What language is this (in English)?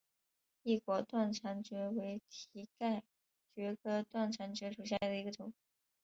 Chinese